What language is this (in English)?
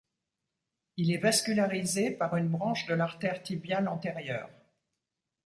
French